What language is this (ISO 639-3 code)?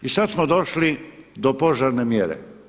hrv